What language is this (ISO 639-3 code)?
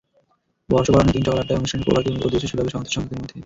ben